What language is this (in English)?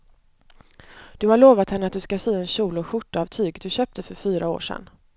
Swedish